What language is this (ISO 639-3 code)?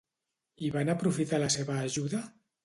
cat